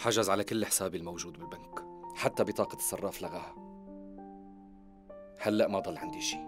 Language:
Arabic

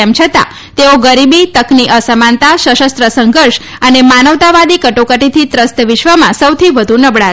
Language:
Gujarati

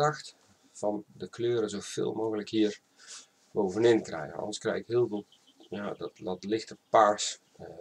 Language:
Dutch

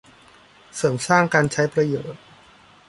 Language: Thai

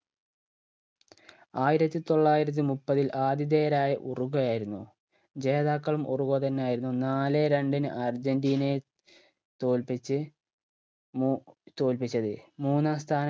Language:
Malayalam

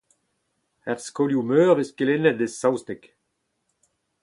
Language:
Breton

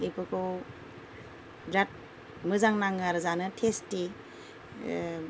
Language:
Bodo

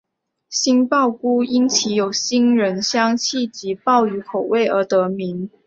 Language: Chinese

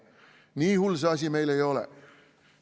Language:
Estonian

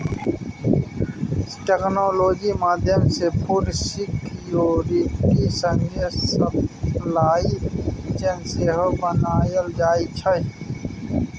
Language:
Maithili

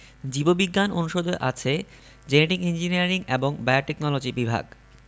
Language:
Bangla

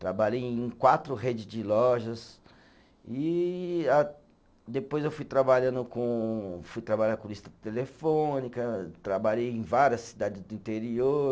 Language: Portuguese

